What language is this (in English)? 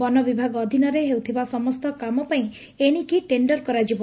Odia